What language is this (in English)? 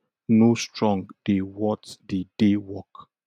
Nigerian Pidgin